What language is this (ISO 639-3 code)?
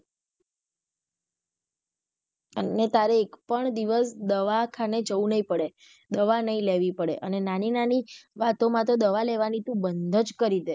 guj